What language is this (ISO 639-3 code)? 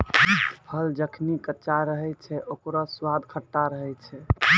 mai